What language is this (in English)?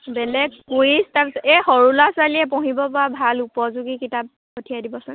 Assamese